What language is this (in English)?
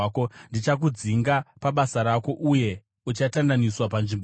Shona